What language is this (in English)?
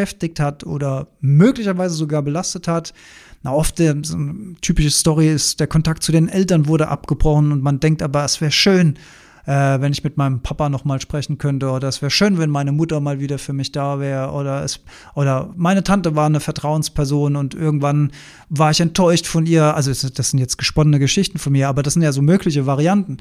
German